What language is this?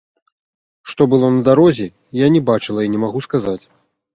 Belarusian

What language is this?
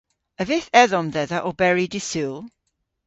Cornish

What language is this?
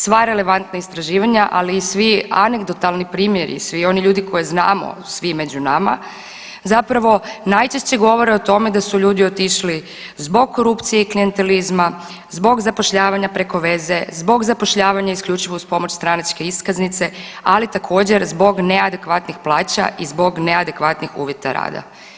Croatian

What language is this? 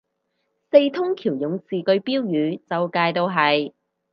Cantonese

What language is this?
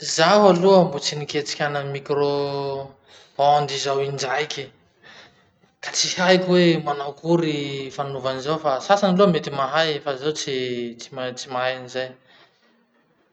Masikoro Malagasy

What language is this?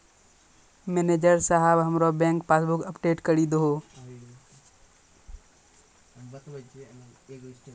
Maithili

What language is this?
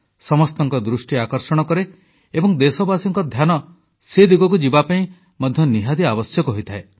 Odia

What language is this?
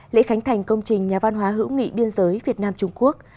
Vietnamese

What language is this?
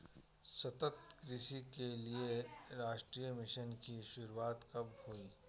Hindi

